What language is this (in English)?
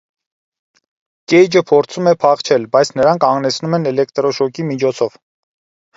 Armenian